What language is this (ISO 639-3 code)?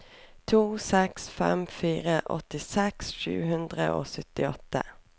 nor